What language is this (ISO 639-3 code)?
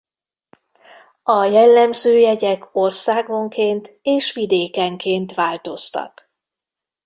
hun